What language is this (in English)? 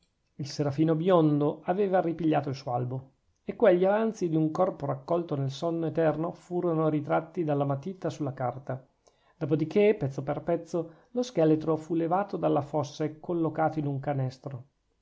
Italian